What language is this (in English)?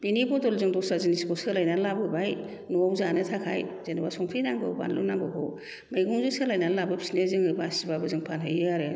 Bodo